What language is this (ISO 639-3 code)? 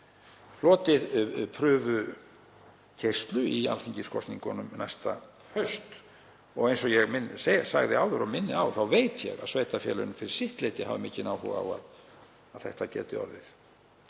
isl